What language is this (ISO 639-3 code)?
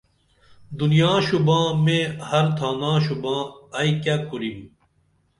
dml